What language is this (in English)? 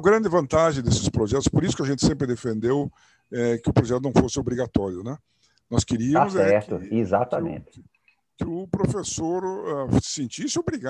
Portuguese